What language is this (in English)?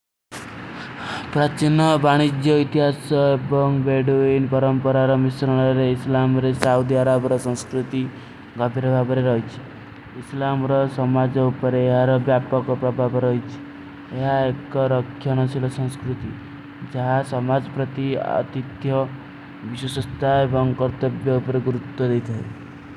Kui (India)